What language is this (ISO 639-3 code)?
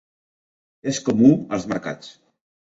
cat